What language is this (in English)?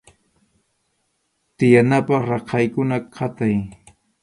Arequipa-La Unión Quechua